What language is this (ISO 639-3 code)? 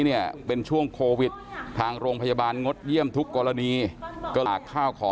tha